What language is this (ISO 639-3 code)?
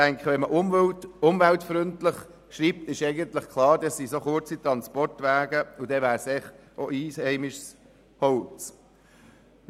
gsw